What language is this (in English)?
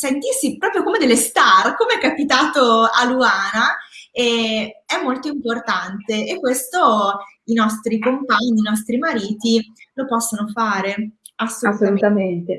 Italian